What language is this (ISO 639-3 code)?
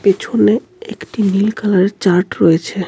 ben